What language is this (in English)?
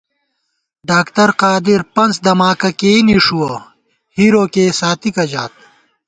Gawar-Bati